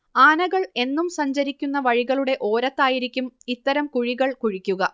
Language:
Malayalam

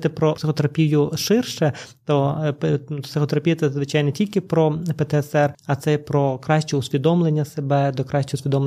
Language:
Ukrainian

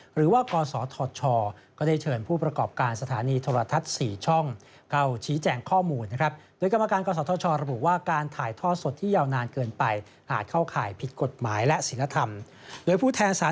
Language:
Thai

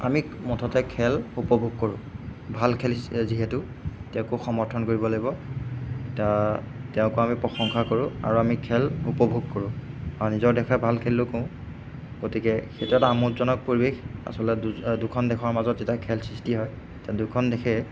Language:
Assamese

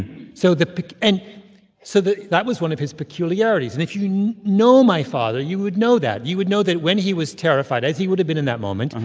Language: English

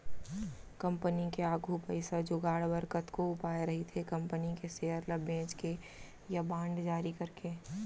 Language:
Chhattisgarhi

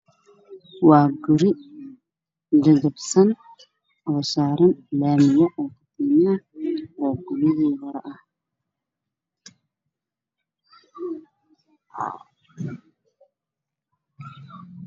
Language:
Somali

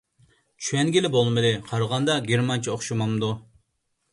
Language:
Uyghur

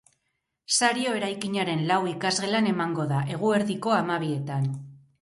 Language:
Basque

